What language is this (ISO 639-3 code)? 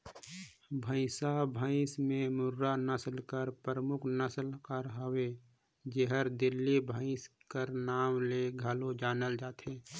hne